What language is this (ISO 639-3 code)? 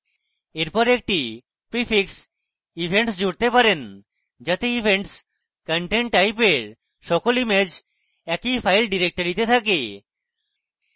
ben